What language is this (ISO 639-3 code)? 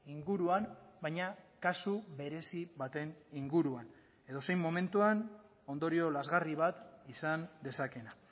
eus